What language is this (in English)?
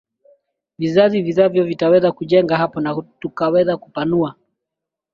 Swahili